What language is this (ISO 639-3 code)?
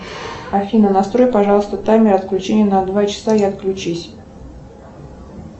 rus